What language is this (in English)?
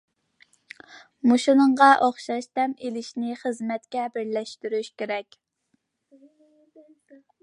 Uyghur